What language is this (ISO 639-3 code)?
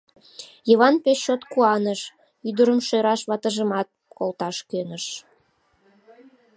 chm